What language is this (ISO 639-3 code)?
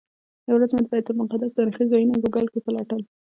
pus